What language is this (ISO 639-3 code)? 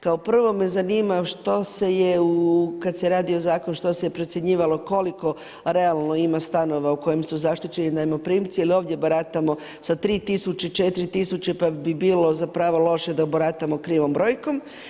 hrv